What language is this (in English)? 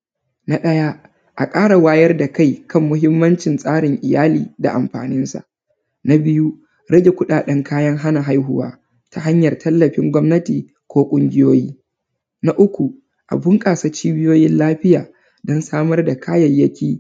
Hausa